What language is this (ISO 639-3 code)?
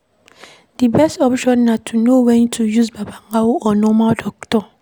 pcm